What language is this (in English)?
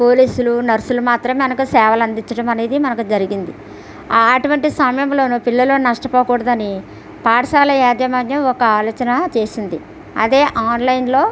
Telugu